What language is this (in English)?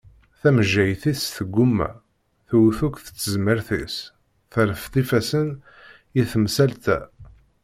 Kabyle